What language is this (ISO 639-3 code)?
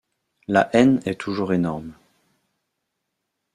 fra